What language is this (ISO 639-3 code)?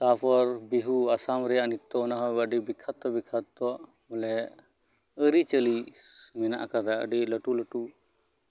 sat